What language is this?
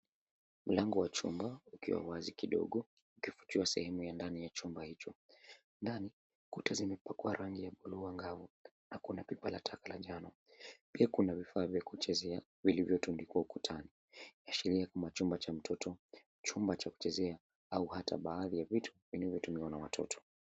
Swahili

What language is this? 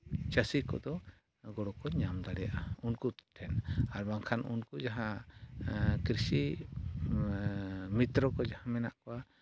Santali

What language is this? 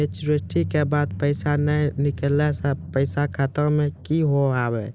Maithili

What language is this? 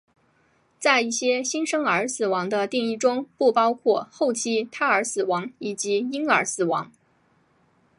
Chinese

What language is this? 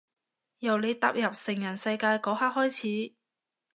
Cantonese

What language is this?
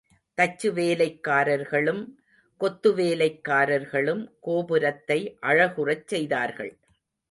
Tamil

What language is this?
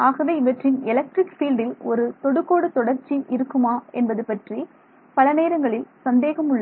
Tamil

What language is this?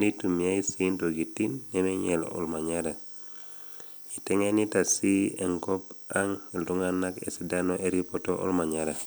Masai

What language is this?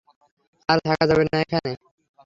Bangla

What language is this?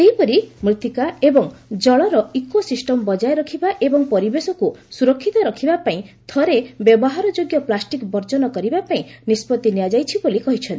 Odia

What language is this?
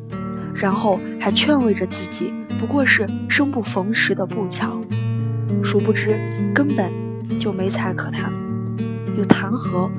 Chinese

